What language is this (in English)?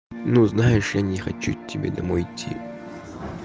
Russian